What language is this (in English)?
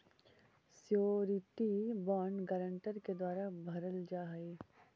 Magahi